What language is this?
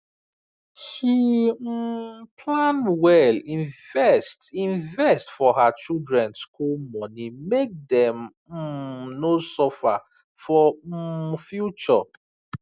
Nigerian Pidgin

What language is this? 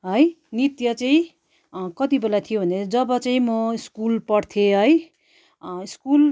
Nepali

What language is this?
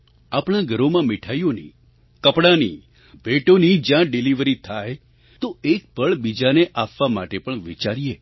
Gujarati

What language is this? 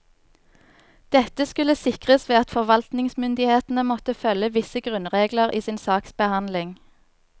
Norwegian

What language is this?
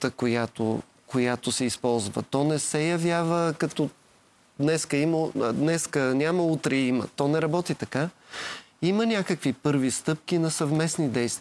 Bulgarian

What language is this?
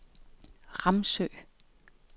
Danish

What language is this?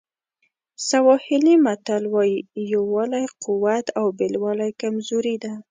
Pashto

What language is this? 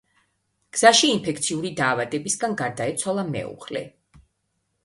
Georgian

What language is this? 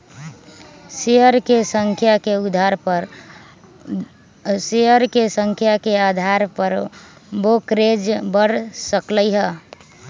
Magahi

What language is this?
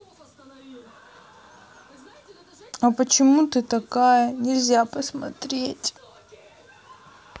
Russian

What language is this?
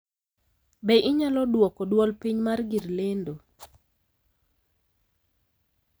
Luo (Kenya and Tanzania)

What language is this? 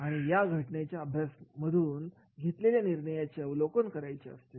Marathi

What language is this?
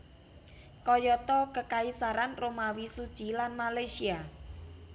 Javanese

